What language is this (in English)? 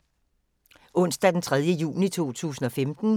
Danish